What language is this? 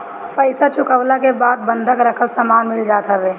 Bhojpuri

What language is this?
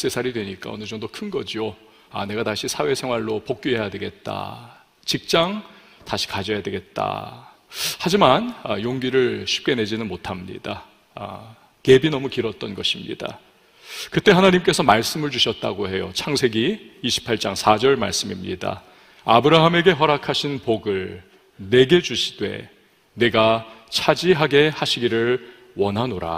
Korean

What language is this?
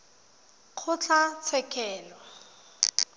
Tswana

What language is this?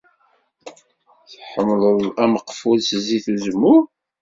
Kabyle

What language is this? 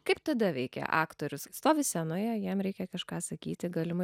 Lithuanian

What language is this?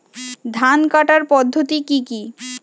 Bangla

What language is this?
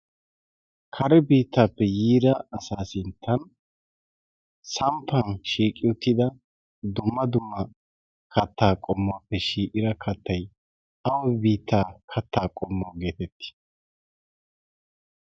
Wolaytta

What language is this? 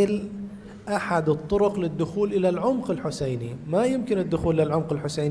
Arabic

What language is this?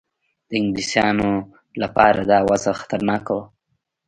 Pashto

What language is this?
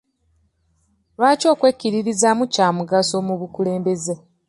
Ganda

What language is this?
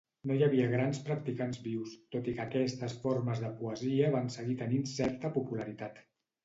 Catalan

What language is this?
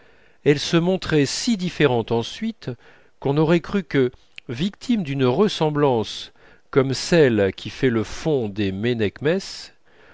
French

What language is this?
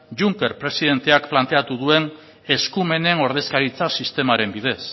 Basque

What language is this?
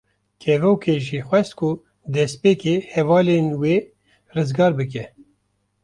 Kurdish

